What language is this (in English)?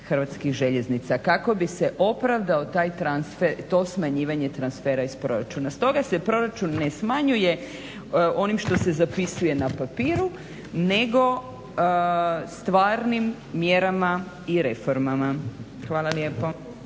Croatian